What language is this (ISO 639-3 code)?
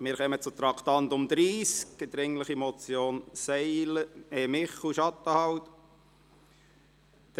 gsw